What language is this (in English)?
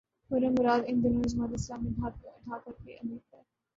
Urdu